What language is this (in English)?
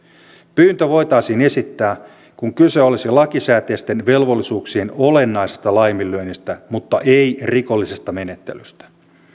Finnish